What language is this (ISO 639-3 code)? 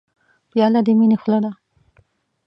pus